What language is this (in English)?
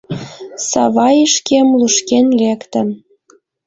Mari